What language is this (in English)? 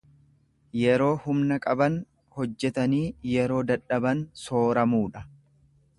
Oromo